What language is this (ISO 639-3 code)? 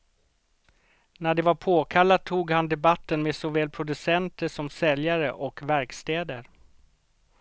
swe